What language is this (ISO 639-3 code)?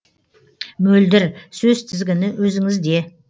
kaz